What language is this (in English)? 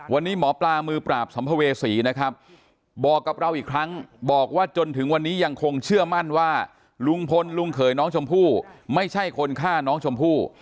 Thai